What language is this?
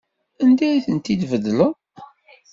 Kabyle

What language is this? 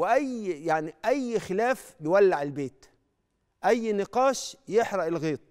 Arabic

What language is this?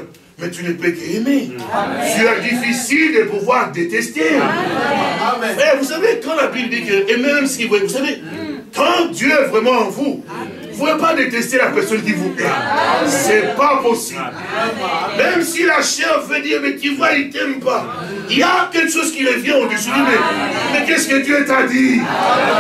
French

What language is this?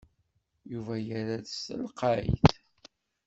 Kabyle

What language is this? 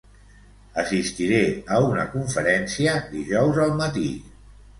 Catalan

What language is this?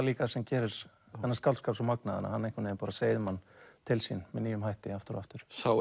Icelandic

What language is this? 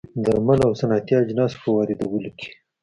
Pashto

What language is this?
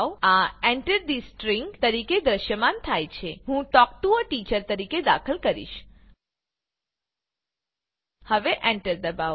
Gujarati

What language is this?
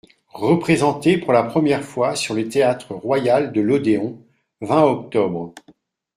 French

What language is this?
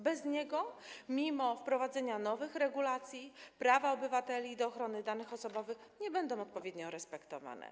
Polish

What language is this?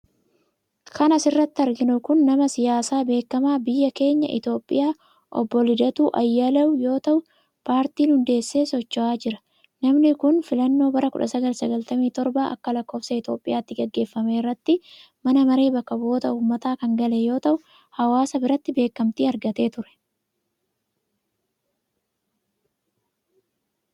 Oromo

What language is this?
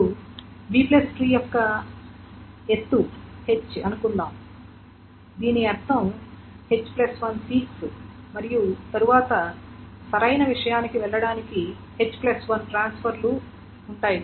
Telugu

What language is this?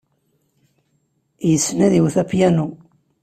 Kabyle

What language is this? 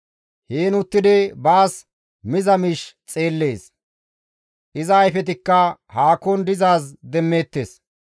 Gamo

